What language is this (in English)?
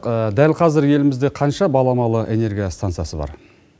Kazakh